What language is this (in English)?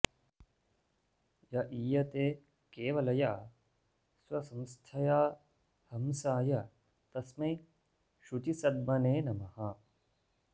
Sanskrit